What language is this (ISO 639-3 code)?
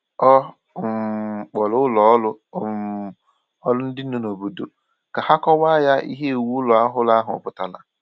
ibo